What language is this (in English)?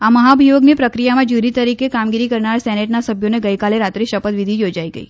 Gujarati